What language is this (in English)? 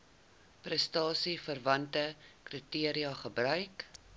Afrikaans